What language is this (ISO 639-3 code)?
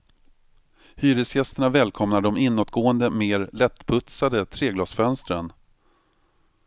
swe